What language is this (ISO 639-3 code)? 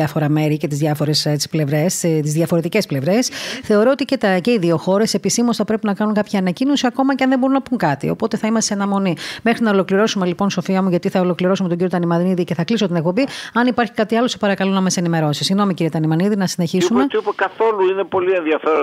ell